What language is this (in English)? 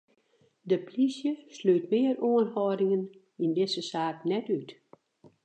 Western Frisian